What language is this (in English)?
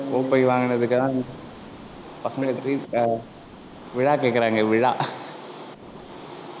Tamil